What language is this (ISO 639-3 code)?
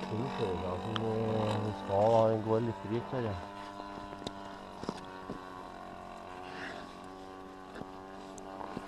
nor